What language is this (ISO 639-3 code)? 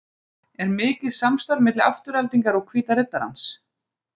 isl